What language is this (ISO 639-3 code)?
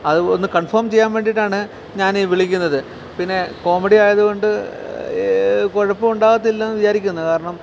mal